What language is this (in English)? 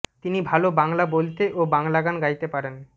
Bangla